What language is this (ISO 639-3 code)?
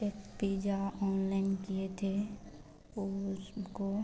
hin